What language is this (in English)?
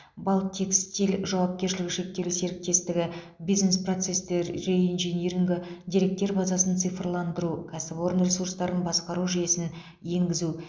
Kazakh